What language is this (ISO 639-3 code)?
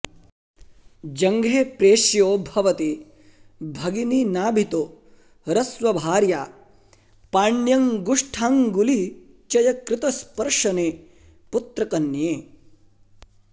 san